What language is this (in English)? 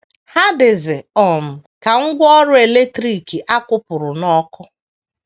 Igbo